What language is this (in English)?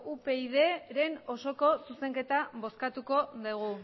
Basque